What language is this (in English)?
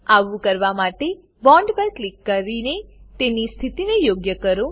Gujarati